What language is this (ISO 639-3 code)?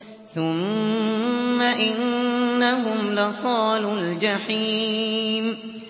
ara